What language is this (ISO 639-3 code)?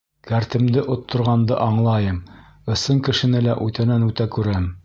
bak